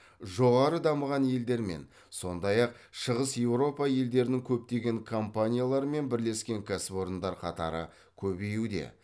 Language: Kazakh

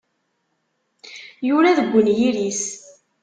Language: Kabyle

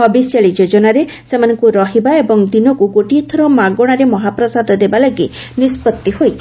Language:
Odia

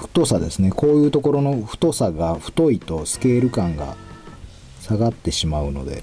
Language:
Japanese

